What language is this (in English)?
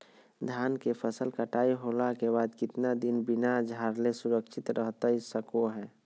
Magahi